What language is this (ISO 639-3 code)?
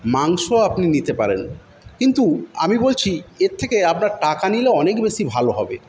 ben